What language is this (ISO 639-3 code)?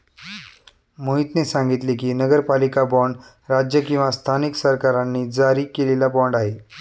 mar